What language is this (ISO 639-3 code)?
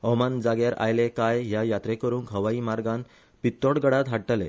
kok